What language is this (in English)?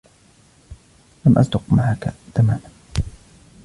Arabic